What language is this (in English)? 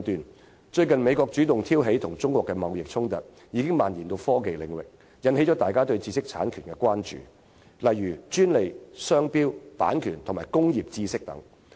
Cantonese